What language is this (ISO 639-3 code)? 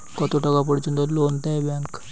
ben